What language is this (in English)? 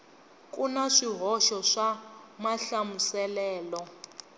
Tsonga